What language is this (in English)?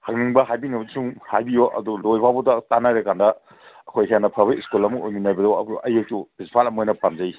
Manipuri